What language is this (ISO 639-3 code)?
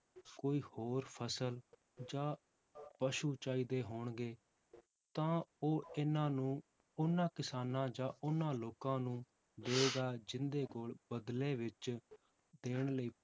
pan